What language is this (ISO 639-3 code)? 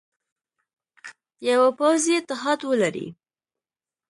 pus